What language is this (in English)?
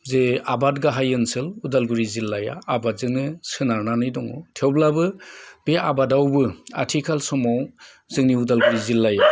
Bodo